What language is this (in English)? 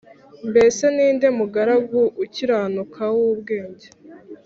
Kinyarwanda